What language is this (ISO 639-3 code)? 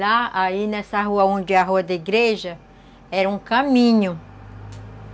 por